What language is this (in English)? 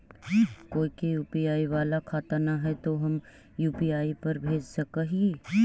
Magahi